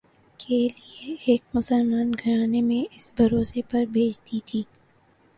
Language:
Urdu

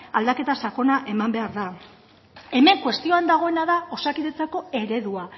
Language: Basque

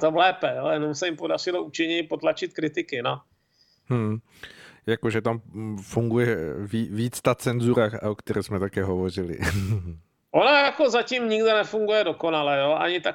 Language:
Czech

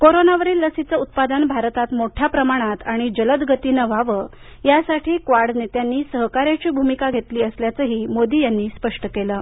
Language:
Marathi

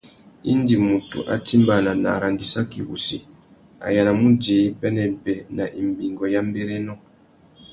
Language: Tuki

